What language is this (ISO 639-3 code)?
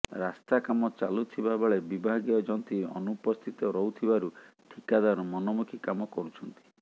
ori